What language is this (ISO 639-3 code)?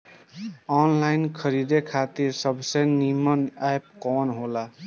bho